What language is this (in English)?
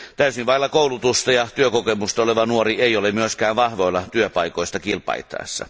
Finnish